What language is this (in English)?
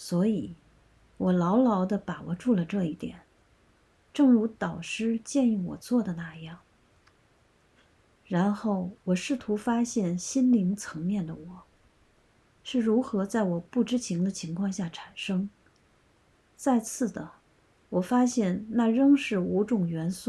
Chinese